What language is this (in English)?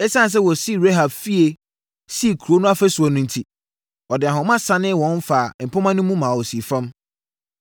Akan